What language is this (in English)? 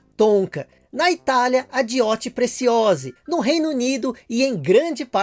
Portuguese